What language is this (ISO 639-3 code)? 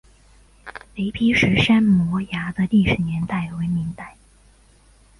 zho